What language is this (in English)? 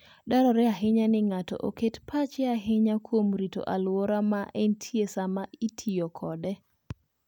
Luo (Kenya and Tanzania)